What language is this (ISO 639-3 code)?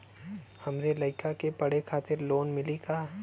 bho